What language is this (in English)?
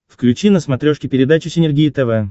Russian